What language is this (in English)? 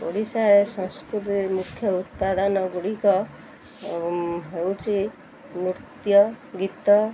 Odia